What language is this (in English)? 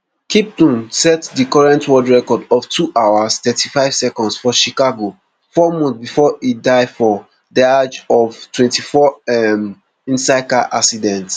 Nigerian Pidgin